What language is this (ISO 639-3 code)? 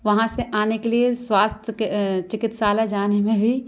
hin